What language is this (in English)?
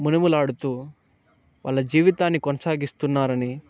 Telugu